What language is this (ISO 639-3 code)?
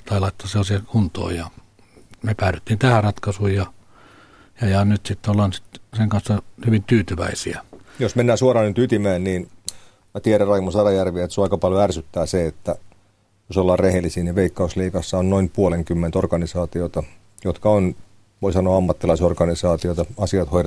fin